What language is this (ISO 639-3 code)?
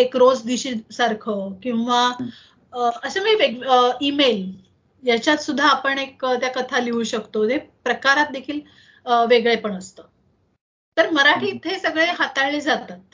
mar